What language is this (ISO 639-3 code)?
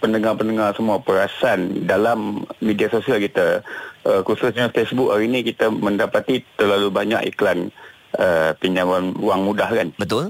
msa